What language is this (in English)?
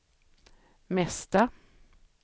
Swedish